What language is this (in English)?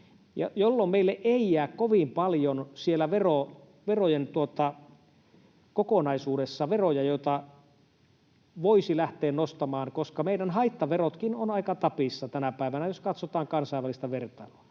Finnish